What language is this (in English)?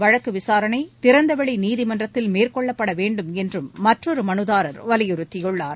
Tamil